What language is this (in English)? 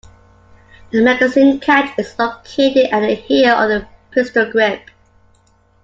English